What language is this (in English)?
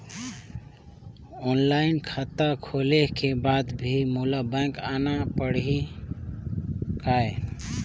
Chhattisgarhi